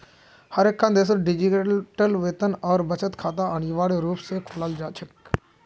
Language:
Magahi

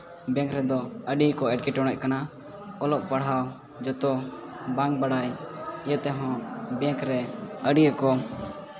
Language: Santali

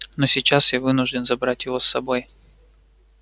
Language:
Russian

